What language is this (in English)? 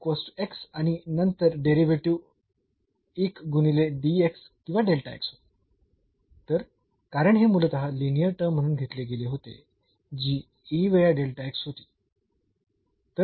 Marathi